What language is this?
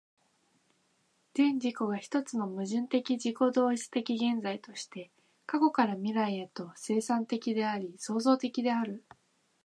Japanese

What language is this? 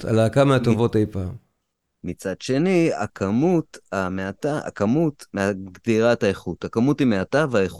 Hebrew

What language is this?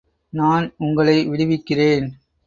Tamil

